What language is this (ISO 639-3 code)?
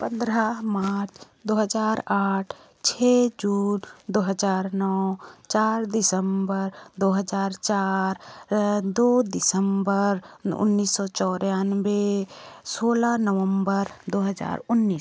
hin